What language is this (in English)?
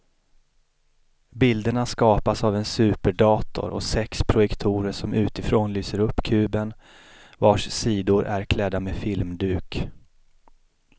Swedish